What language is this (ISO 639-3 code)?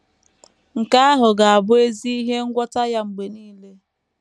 ibo